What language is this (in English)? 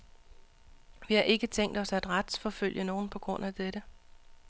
Danish